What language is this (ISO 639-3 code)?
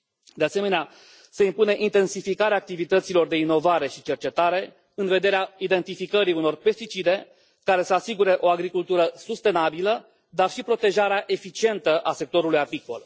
ron